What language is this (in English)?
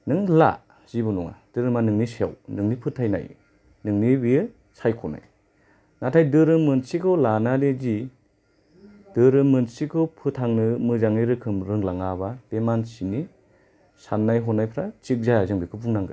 Bodo